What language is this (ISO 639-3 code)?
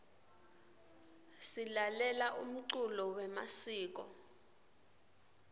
ssw